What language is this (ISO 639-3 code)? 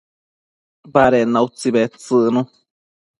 mcf